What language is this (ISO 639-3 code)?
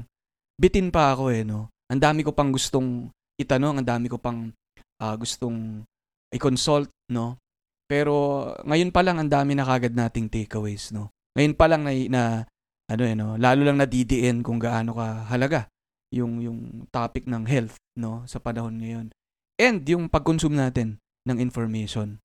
fil